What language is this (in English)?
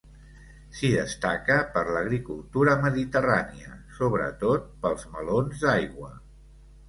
Catalan